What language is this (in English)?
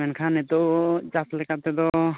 Santali